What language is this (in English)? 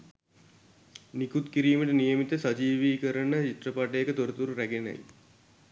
Sinhala